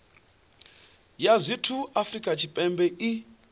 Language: Venda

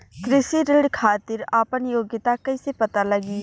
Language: Bhojpuri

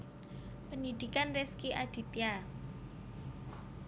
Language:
Javanese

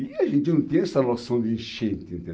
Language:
Portuguese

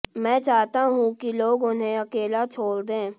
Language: Hindi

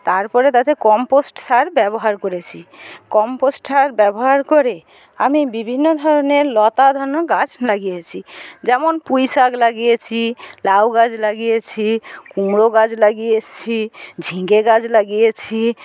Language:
Bangla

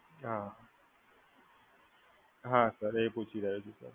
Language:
Gujarati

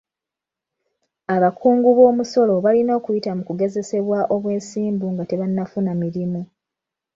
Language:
Ganda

